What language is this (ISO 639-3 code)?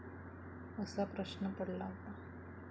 mar